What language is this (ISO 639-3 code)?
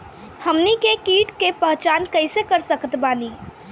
bho